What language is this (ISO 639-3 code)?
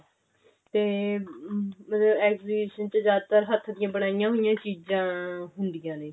pan